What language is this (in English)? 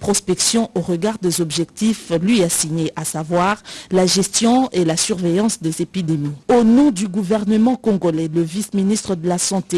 French